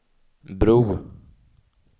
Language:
Swedish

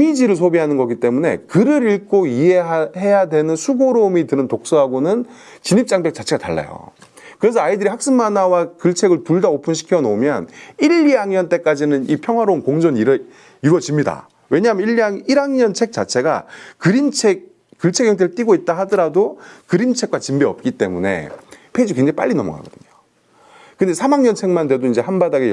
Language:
Korean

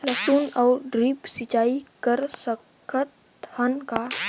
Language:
Chhattisgarhi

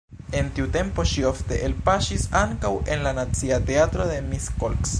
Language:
Esperanto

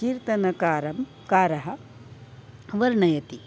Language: Sanskrit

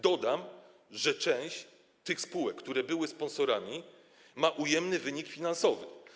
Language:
Polish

